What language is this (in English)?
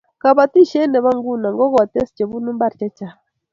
Kalenjin